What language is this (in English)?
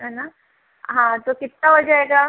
Hindi